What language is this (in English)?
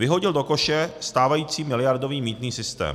Czech